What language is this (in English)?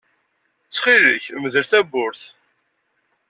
Kabyle